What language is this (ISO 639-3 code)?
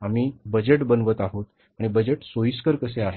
mar